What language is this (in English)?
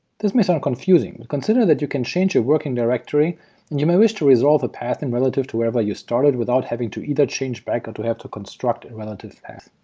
English